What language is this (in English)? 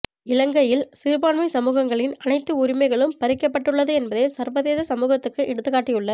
Tamil